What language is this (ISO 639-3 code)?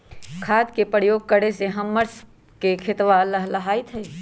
mag